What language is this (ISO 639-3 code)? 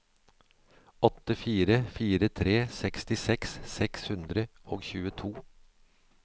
nor